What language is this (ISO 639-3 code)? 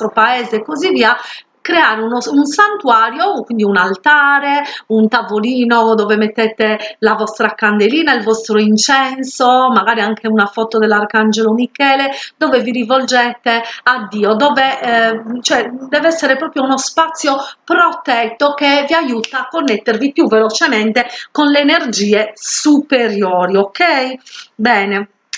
ita